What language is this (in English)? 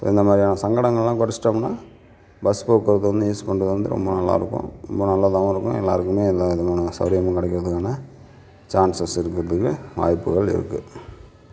Tamil